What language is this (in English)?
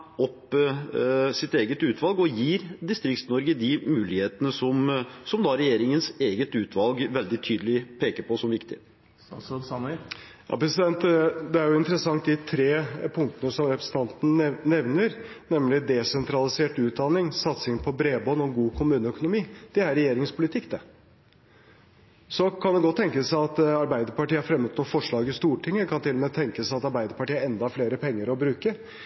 Norwegian Bokmål